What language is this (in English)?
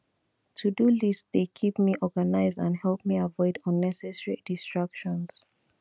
Nigerian Pidgin